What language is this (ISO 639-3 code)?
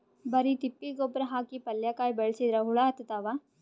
kan